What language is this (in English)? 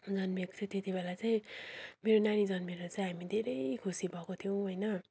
Nepali